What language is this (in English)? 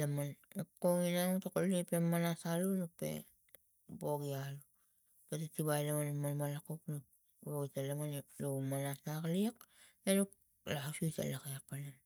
Tigak